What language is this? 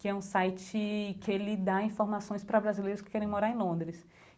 Portuguese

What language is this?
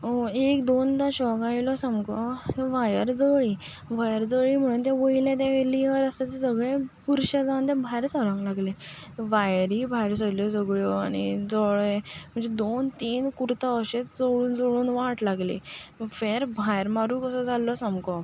Konkani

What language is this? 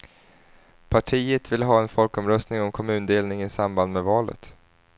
Swedish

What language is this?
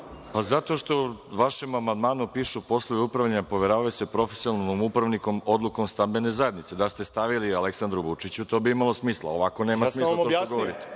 Serbian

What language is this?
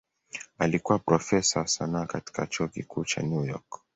Swahili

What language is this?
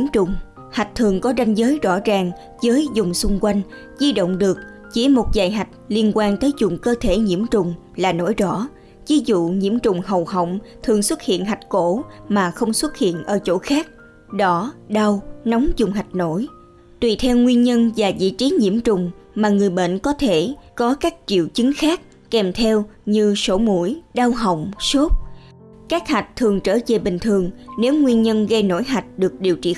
Vietnamese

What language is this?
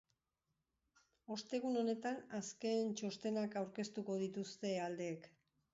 Basque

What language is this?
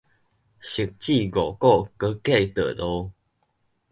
Min Nan Chinese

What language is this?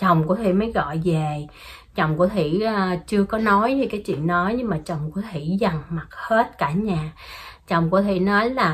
Vietnamese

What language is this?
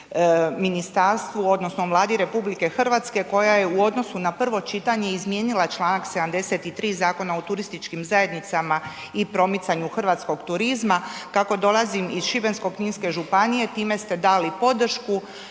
Croatian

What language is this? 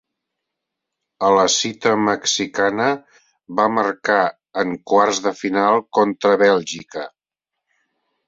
Catalan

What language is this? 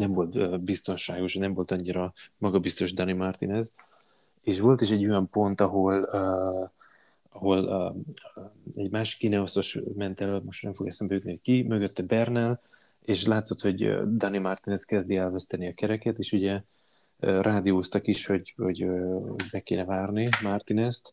Hungarian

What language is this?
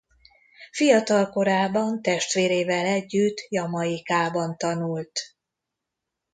Hungarian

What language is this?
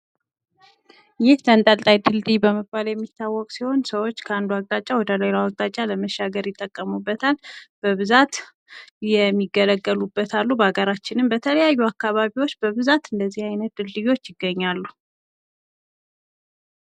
Amharic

